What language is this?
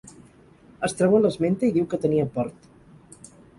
Catalan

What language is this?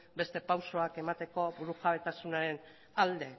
Basque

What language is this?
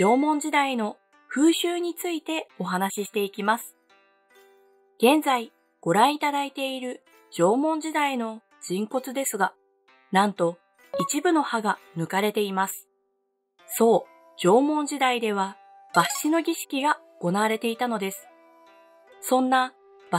Japanese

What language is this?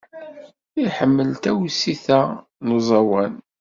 Kabyle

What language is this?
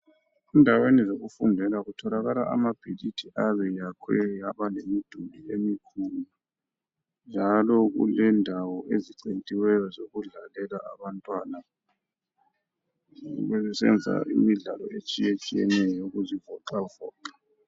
North Ndebele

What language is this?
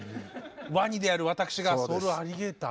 Japanese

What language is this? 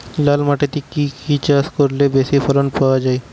Bangla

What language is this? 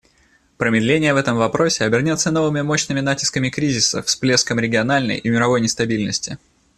Russian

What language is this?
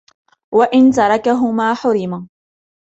Arabic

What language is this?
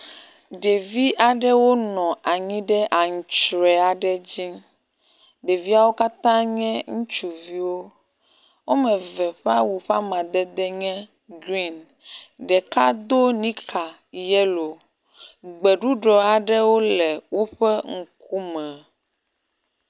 Ewe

